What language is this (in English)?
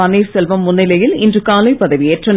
Tamil